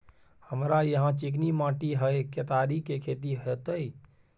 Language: Maithili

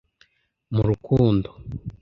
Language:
Kinyarwanda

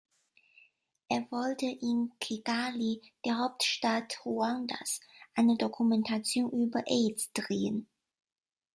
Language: German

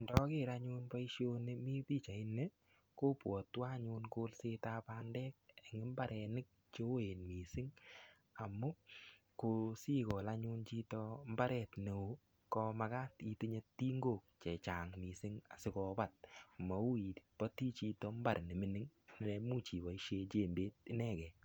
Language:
Kalenjin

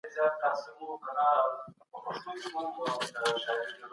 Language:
Pashto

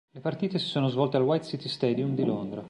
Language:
Italian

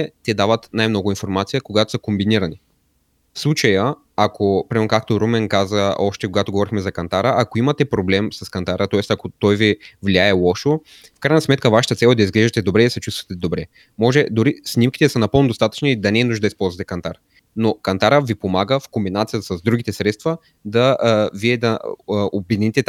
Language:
Bulgarian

